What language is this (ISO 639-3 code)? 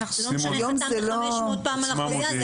heb